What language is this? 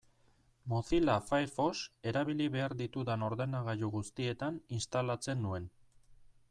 Basque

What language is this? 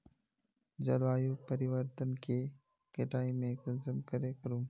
Magahi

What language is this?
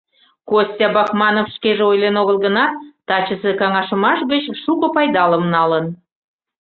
Mari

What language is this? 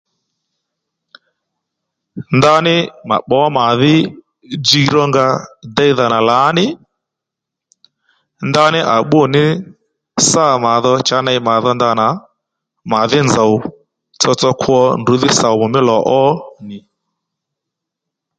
Lendu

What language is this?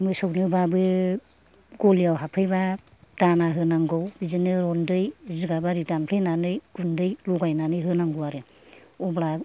Bodo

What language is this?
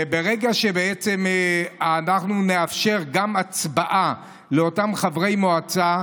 Hebrew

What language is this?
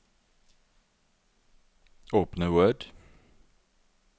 Norwegian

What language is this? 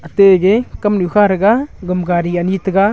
Wancho Naga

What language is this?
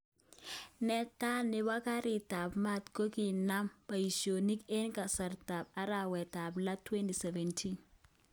Kalenjin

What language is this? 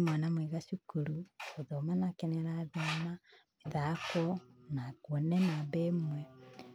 Kikuyu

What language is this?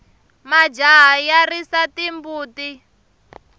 Tsonga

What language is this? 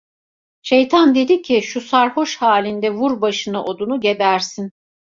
Turkish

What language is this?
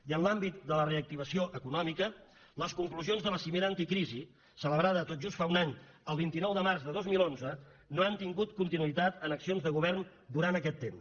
Catalan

